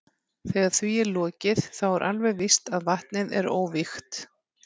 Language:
Icelandic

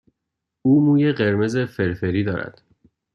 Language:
Persian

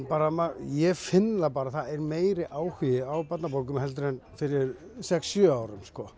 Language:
Icelandic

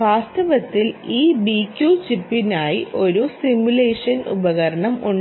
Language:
Malayalam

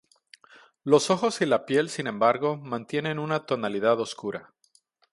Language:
Spanish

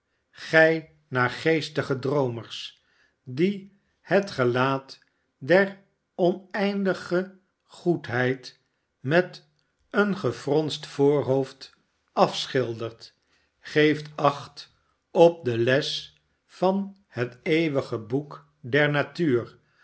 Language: Dutch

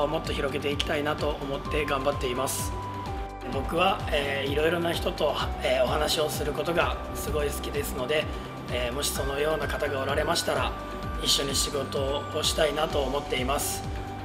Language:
Japanese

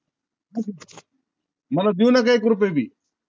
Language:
Marathi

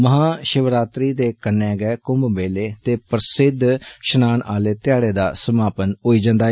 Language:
Dogri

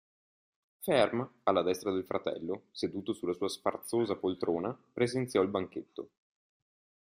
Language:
Italian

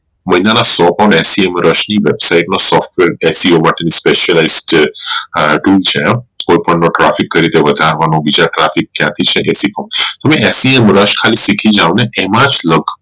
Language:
Gujarati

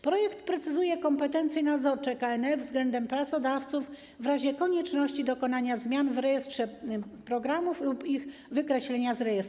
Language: Polish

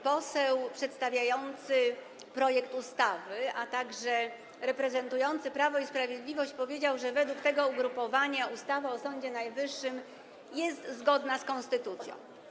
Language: Polish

